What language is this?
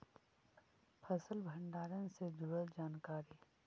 Magahi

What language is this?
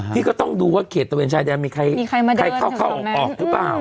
Thai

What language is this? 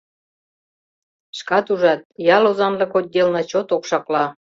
Mari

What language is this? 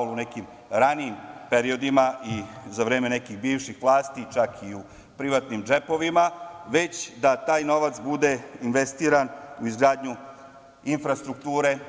Serbian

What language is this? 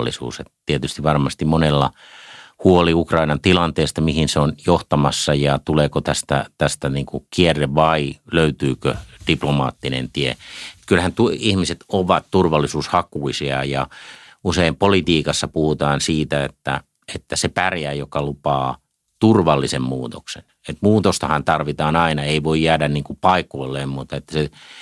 Finnish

